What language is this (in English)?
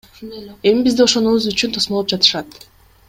Kyrgyz